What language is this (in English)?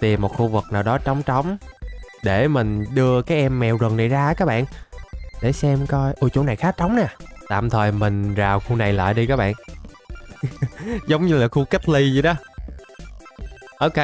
Vietnamese